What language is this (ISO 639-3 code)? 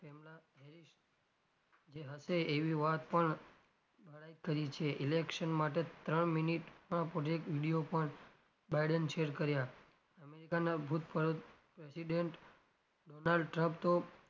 guj